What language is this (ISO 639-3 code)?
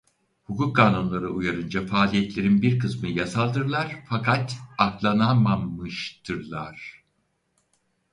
tur